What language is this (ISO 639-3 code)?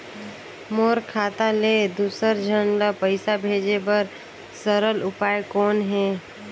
hne